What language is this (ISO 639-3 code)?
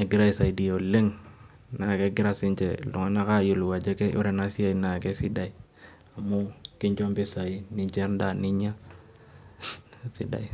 mas